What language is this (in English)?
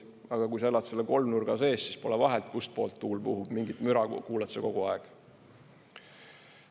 Estonian